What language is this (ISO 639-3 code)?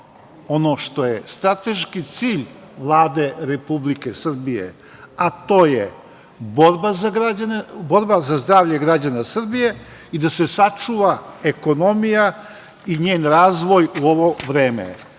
srp